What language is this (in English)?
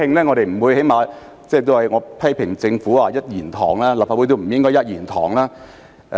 Cantonese